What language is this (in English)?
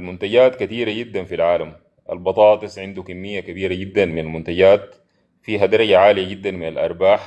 Arabic